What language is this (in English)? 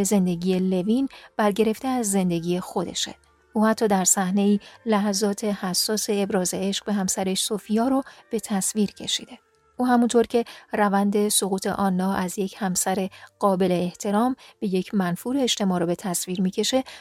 Persian